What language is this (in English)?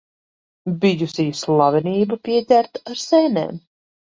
Latvian